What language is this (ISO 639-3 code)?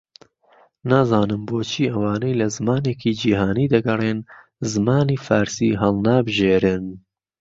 ckb